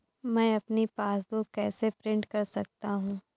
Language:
Hindi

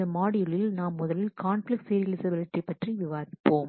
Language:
Tamil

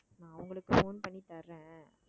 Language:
Tamil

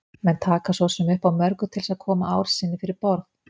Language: Icelandic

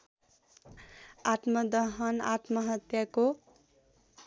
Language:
Nepali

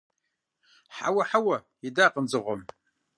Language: Kabardian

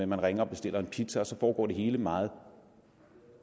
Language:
Danish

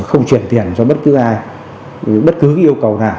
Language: Vietnamese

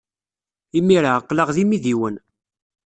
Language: Kabyle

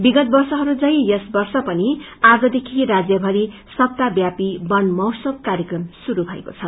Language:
Nepali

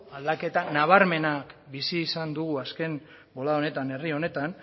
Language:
Basque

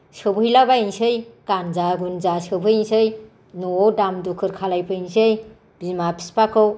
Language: Bodo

